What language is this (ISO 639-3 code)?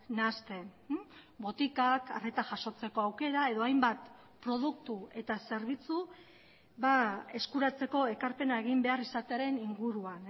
eus